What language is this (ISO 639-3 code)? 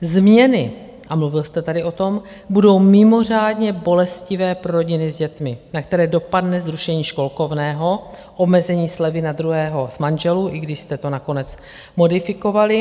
ces